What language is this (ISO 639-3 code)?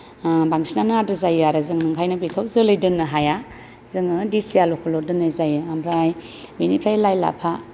brx